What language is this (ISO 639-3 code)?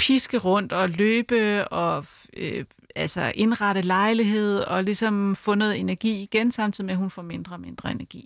dan